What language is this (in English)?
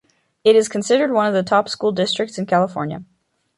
English